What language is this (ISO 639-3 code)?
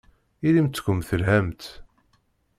kab